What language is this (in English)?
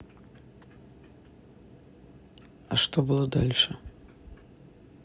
Russian